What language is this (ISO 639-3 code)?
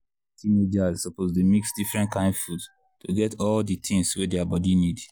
pcm